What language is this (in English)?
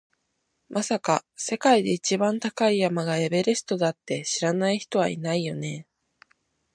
Japanese